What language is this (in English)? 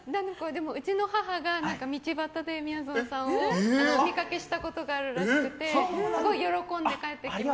Japanese